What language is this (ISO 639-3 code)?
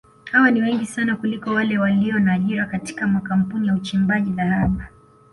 swa